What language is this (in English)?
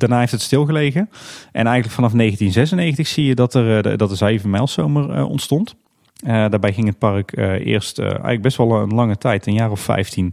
Dutch